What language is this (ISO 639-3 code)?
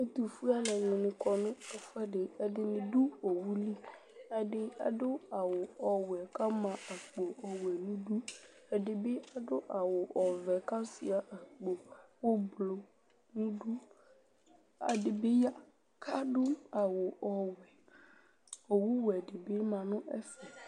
kpo